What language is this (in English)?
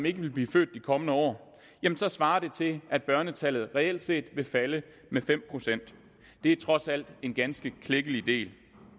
Danish